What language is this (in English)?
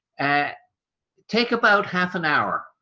English